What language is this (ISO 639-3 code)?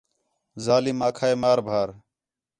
xhe